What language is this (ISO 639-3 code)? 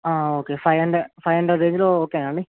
tel